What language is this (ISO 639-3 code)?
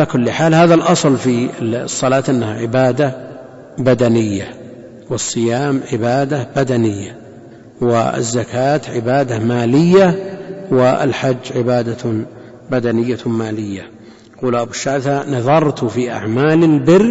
ara